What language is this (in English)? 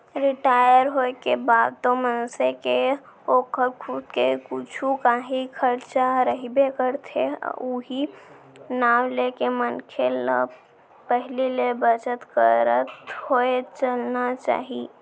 Chhattisgarhi